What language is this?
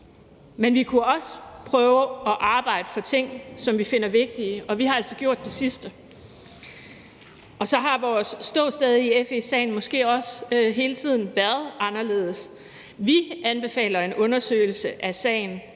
Danish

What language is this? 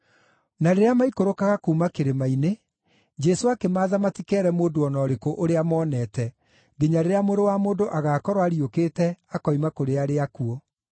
Kikuyu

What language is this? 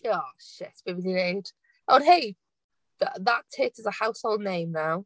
Welsh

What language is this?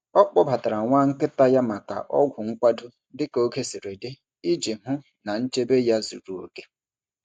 Igbo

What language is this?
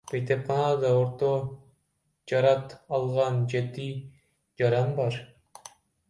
Kyrgyz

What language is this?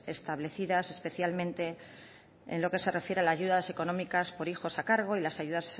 Spanish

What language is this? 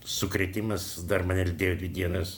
Lithuanian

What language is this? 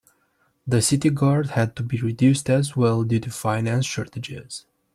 English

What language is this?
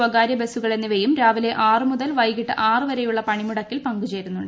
Malayalam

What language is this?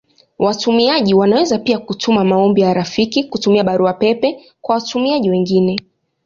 Swahili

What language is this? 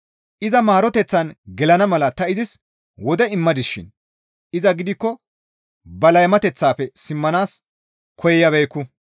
Gamo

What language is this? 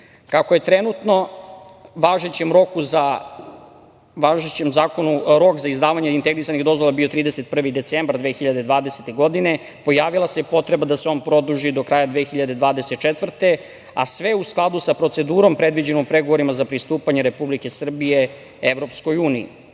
Serbian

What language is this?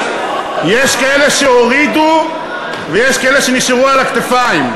Hebrew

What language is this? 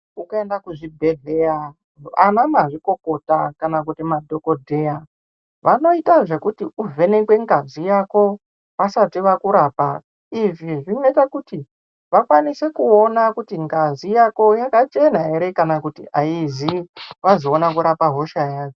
Ndau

